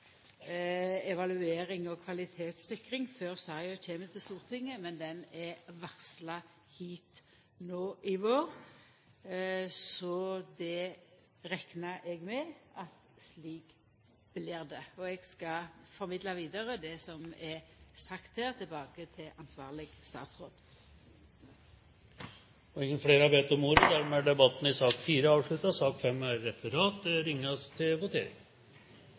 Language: Norwegian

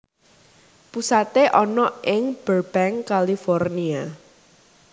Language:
Javanese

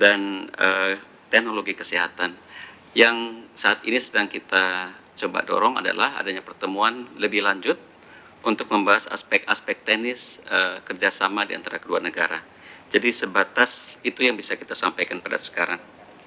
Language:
Indonesian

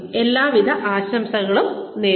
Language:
Malayalam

